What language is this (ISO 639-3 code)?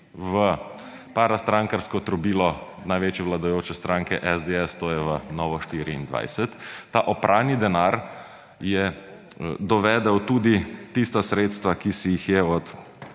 slv